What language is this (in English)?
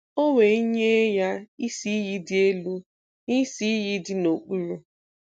Igbo